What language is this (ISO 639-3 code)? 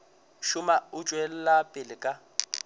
nso